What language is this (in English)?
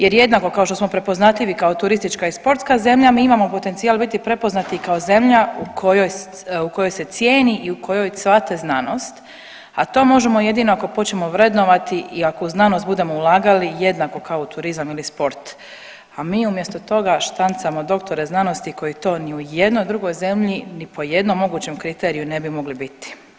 Croatian